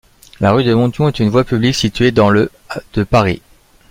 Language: French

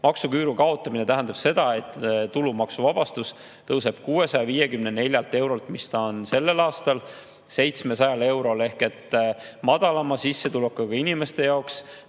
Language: Estonian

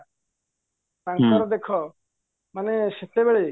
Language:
Odia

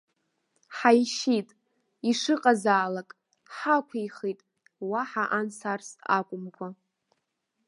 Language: Abkhazian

